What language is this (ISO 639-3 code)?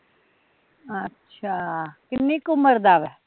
pan